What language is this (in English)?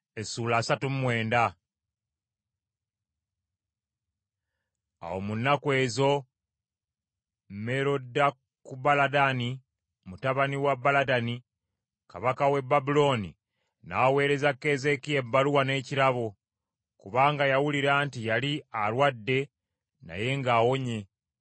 Ganda